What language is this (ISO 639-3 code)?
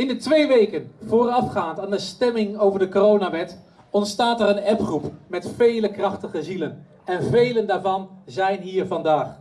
nld